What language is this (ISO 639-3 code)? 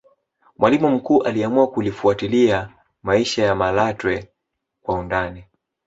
swa